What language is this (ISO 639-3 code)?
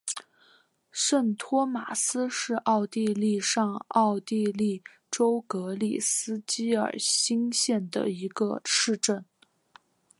zho